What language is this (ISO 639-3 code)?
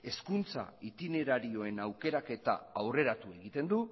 eus